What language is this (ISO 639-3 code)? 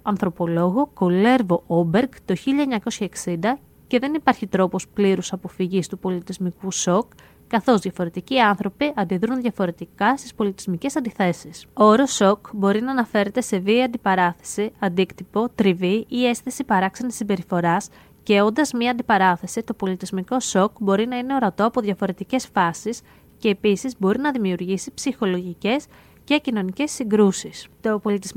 ell